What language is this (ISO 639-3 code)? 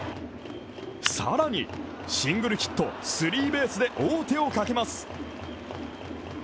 jpn